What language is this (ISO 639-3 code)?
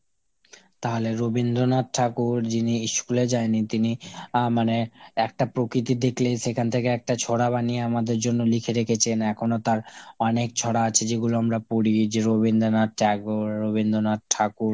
ben